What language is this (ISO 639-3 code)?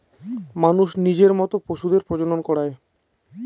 ben